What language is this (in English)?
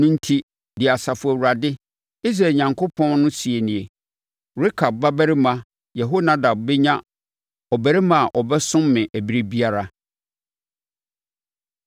Akan